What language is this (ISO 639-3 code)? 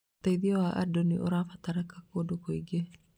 kik